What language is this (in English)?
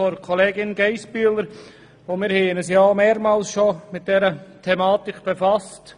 Swiss German